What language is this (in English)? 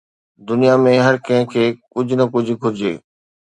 Sindhi